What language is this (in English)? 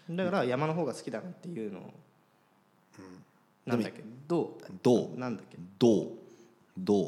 Japanese